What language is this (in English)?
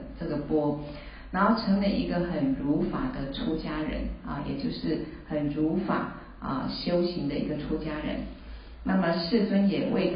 Chinese